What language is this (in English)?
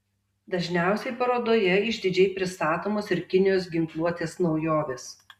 Lithuanian